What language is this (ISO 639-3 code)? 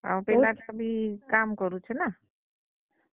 ori